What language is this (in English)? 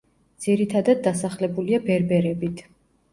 Georgian